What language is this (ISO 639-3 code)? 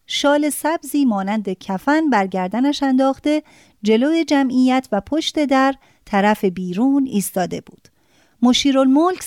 fas